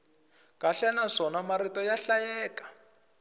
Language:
Tsonga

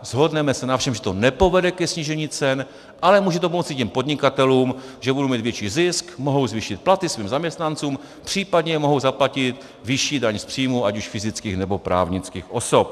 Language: Czech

